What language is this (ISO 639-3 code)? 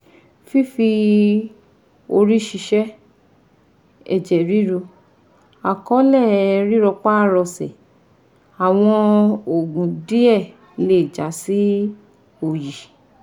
yor